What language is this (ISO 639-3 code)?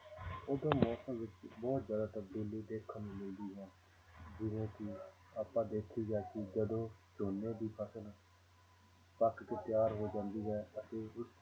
pan